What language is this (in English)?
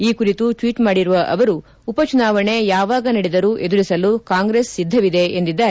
Kannada